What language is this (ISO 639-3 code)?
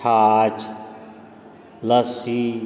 mai